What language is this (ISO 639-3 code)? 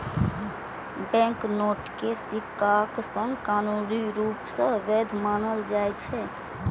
mai